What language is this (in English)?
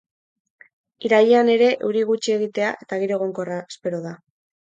Basque